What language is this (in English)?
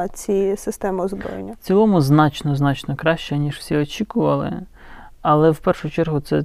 Ukrainian